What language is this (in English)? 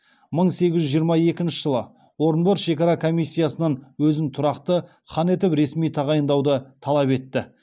Kazakh